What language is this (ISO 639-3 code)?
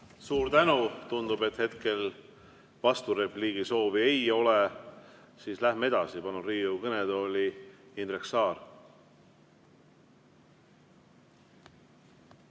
est